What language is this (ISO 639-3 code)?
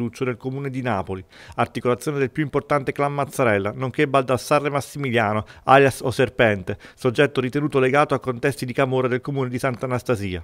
ita